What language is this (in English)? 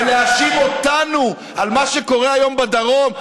Hebrew